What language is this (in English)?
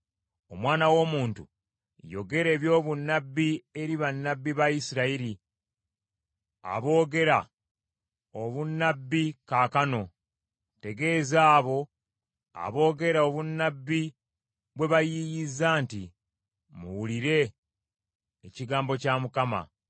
Ganda